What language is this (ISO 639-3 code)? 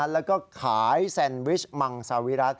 tha